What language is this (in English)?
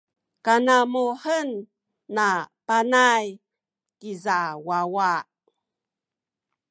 Sakizaya